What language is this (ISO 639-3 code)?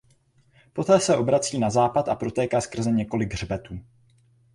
ces